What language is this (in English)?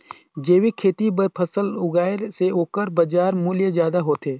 Chhattisgarhi